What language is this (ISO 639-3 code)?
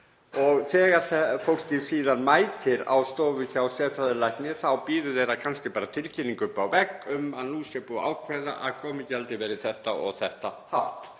isl